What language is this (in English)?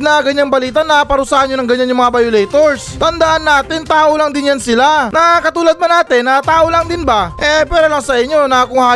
Filipino